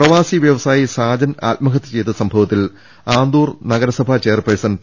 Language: Malayalam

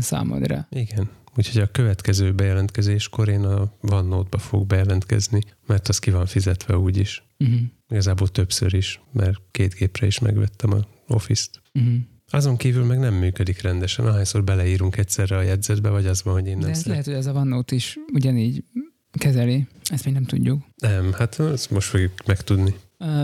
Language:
Hungarian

